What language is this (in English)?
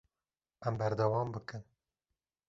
Kurdish